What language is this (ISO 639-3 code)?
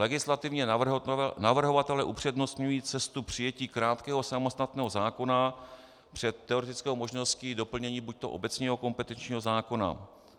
ces